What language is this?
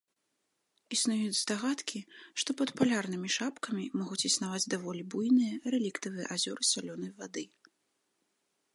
Belarusian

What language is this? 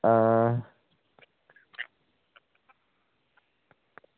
Dogri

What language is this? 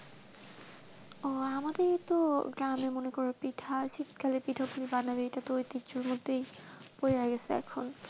Bangla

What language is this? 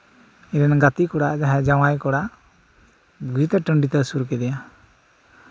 Santali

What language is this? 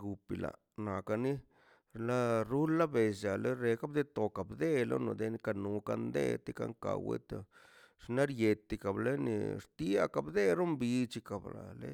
Mazaltepec Zapotec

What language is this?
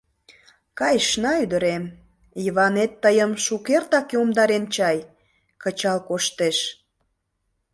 Mari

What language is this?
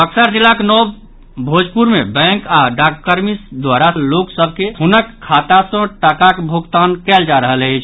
Maithili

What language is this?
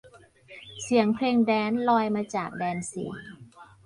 Thai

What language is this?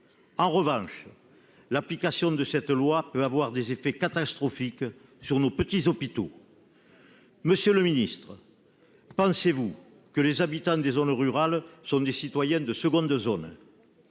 French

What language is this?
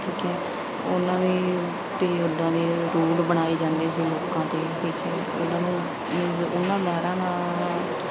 Punjabi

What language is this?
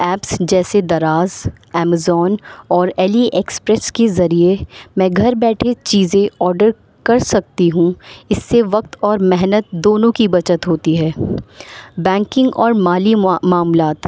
Urdu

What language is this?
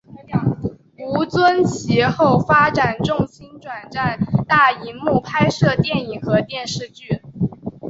Chinese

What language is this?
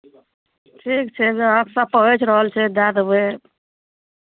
Maithili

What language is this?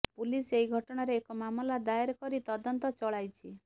Odia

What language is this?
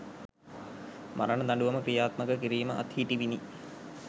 Sinhala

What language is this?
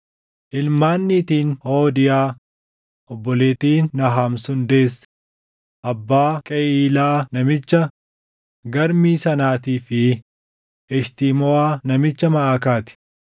Oromo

